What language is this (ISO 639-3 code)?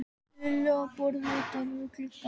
isl